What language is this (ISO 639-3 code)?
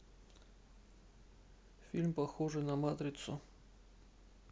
rus